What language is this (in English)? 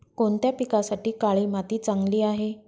Marathi